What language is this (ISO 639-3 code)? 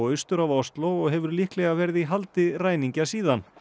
isl